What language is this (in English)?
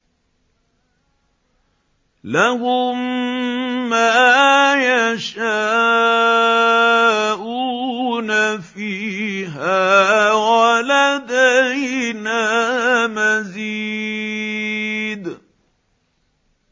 Arabic